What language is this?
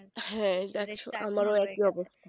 Bangla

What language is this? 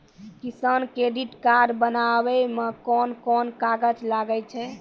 Maithili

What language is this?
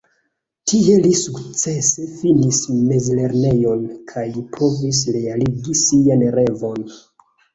Esperanto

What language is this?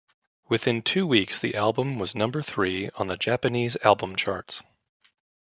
English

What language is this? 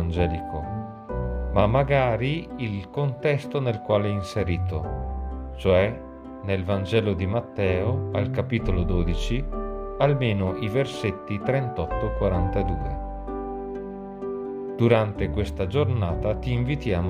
Italian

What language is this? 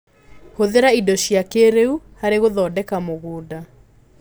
Kikuyu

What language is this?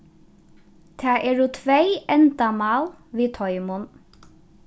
Faroese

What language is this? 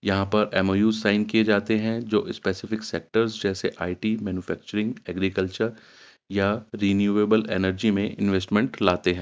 Urdu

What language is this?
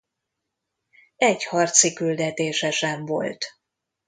Hungarian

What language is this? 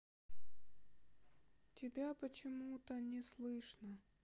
Russian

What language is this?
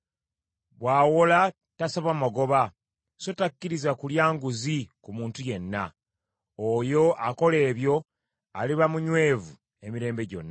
Ganda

